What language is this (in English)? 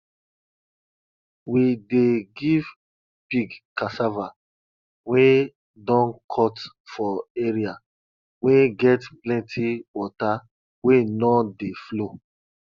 Nigerian Pidgin